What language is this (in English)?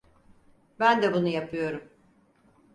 Turkish